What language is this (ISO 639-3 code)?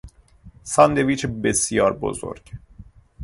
fas